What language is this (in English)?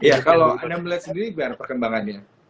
Indonesian